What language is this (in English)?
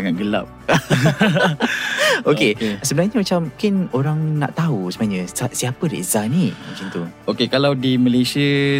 Malay